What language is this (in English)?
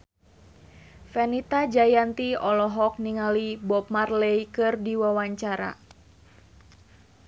Sundanese